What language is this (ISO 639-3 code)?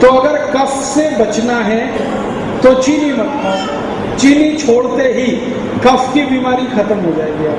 hin